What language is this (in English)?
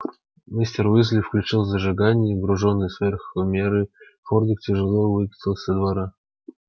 Russian